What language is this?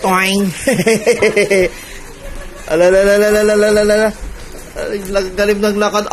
Indonesian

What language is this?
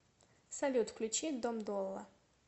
Russian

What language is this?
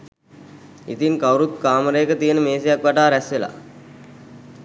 Sinhala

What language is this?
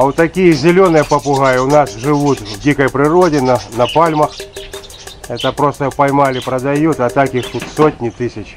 Russian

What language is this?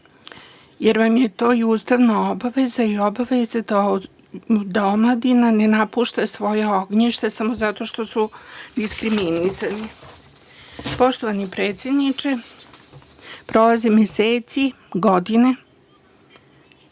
Serbian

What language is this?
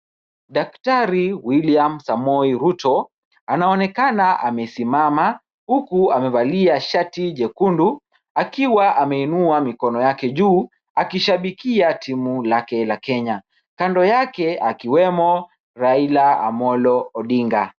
Swahili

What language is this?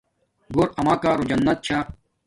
Domaaki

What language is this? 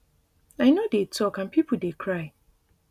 Nigerian Pidgin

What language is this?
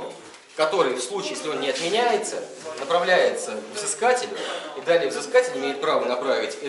Russian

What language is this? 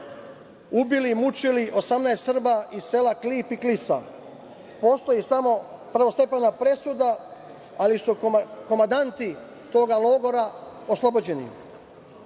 Serbian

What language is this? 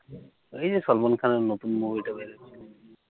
Bangla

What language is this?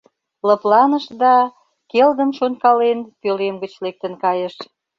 Mari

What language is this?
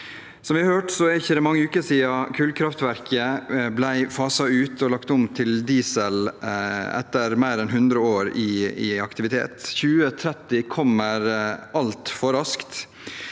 Norwegian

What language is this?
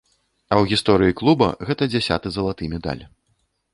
Belarusian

